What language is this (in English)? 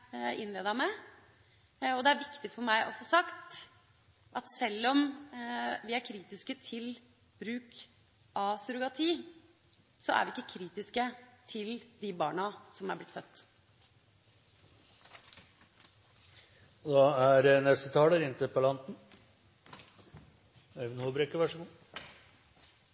Norwegian Bokmål